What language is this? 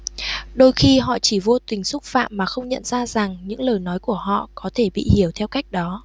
Vietnamese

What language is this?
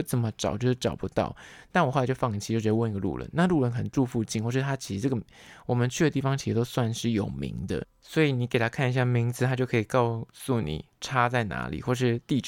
Chinese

